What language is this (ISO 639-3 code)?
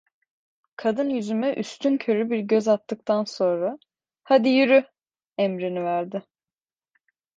tur